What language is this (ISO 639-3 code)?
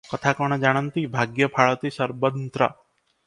ori